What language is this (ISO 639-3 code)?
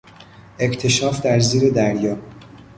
fas